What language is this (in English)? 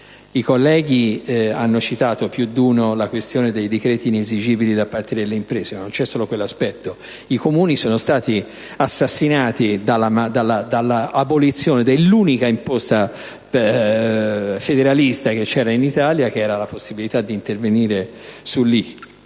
Italian